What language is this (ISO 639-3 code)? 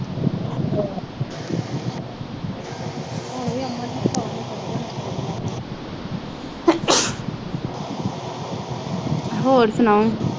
pan